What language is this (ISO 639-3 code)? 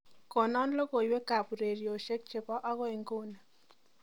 kln